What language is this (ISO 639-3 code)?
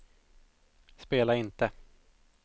swe